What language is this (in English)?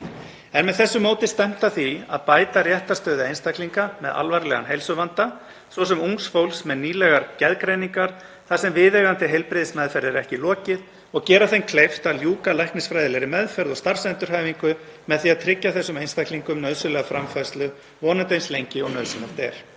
Icelandic